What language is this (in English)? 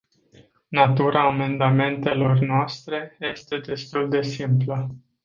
Romanian